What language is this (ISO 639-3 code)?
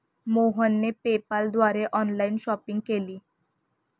mar